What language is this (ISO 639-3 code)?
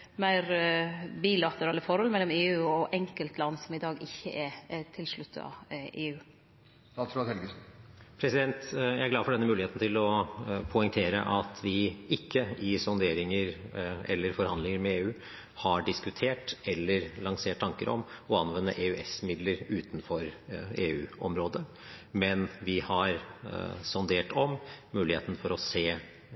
nor